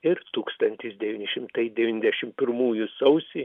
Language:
Lithuanian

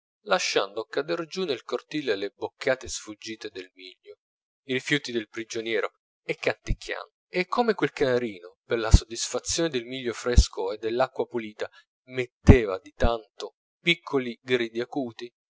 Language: Italian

